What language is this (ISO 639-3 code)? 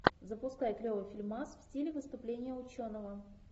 rus